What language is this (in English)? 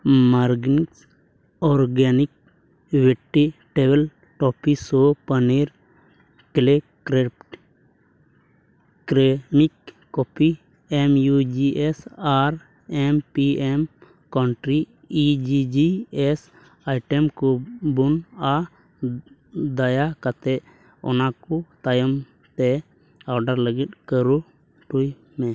Santali